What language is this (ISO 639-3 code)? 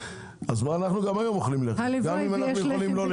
heb